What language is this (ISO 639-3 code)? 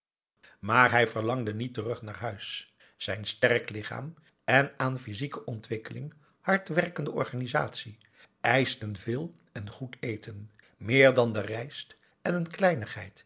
nld